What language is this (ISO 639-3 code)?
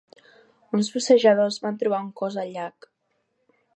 cat